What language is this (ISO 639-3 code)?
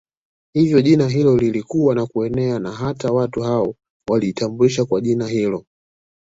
swa